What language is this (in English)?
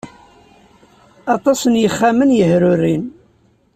Kabyle